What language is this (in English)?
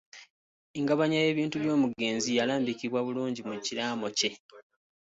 Ganda